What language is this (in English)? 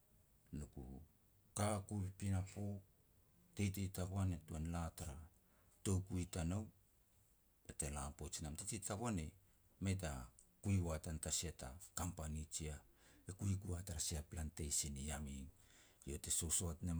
Petats